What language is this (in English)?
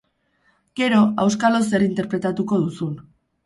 Basque